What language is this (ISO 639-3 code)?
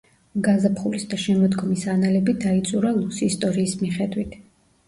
kat